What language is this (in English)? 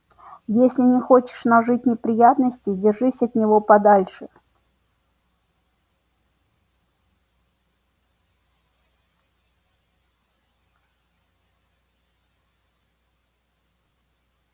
Russian